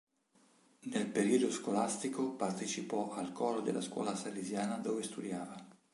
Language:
Italian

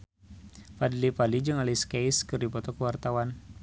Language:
Sundanese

